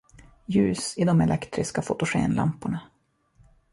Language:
Swedish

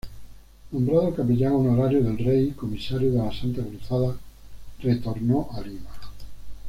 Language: Spanish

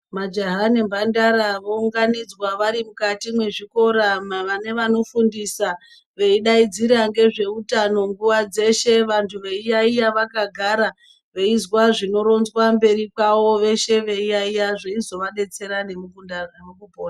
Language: Ndau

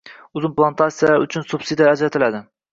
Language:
Uzbek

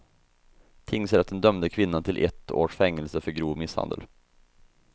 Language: Swedish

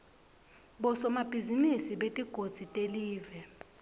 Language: Swati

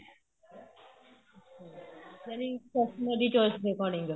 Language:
Punjabi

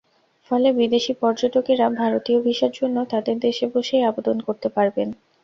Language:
Bangla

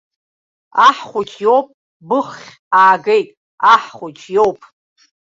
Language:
Abkhazian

